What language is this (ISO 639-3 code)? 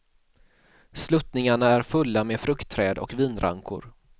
swe